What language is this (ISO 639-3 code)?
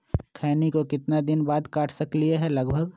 mag